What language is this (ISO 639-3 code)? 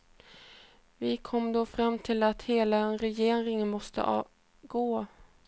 swe